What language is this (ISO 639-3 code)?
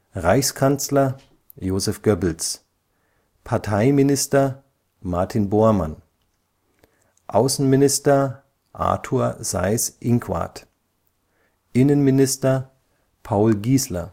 deu